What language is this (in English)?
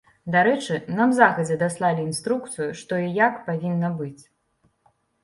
Belarusian